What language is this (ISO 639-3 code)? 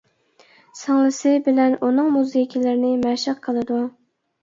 uig